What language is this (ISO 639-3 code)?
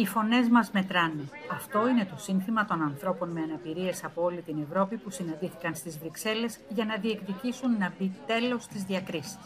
ell